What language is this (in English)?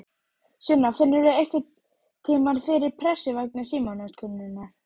Icelandic